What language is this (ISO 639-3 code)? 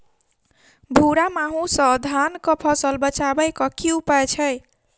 mai